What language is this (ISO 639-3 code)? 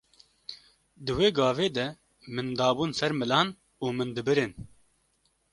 kur